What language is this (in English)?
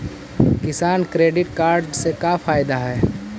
Magahi